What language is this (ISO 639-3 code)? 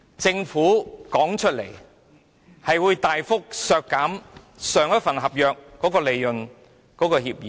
yue